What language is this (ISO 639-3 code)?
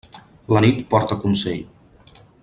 cat